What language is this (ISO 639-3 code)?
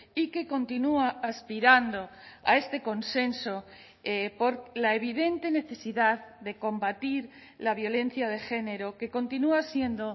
spa